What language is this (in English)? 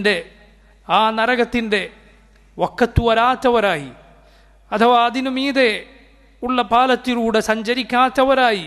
Arabic